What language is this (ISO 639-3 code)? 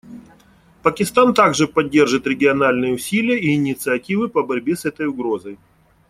rus